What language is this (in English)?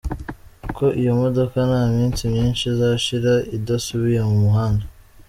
Kinyarwanda